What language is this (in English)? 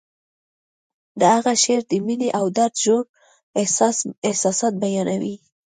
Pashto